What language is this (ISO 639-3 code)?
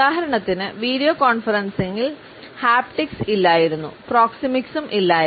mal